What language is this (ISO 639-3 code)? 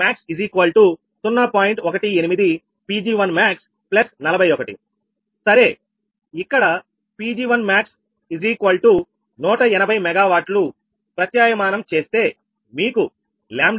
tel